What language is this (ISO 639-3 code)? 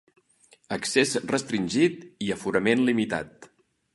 cat